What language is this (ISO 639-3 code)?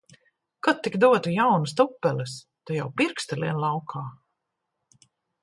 lav